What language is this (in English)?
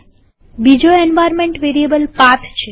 Gujarati